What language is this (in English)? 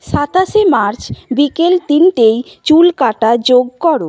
Bangla